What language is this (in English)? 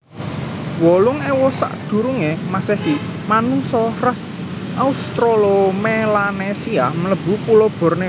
Javanese